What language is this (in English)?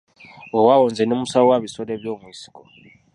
Ganda